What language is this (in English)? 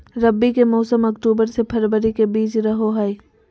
Magahi